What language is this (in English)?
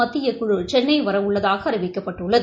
Tamil